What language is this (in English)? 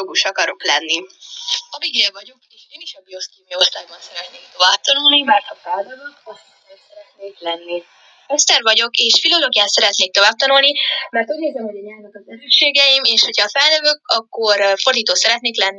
Hungarian